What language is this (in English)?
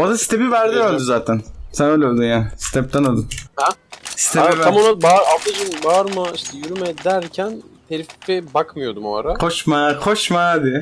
Turkish